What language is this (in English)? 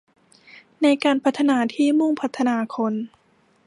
Thai